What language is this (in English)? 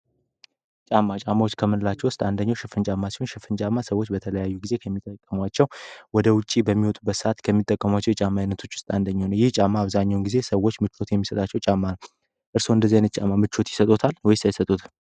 Amharic